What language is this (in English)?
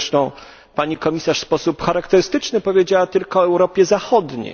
Polish